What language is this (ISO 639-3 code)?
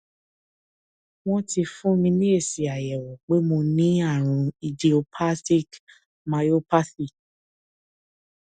yor